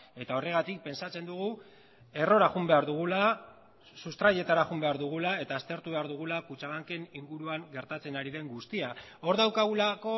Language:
Basque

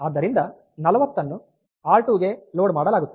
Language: Kannada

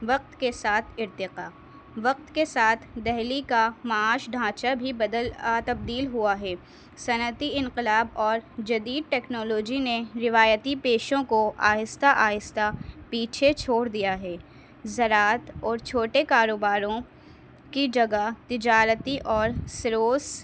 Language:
Urdu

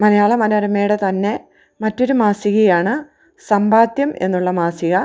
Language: Malayalam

